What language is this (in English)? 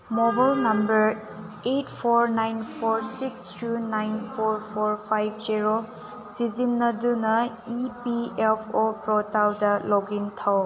Manipuri